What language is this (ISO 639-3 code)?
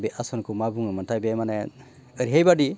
brx